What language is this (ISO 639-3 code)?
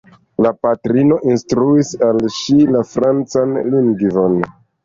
epo